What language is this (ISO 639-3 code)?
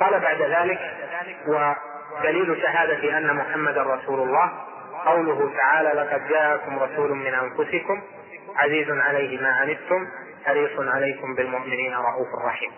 ara